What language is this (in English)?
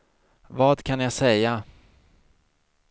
Swedish